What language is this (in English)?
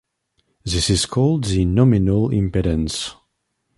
English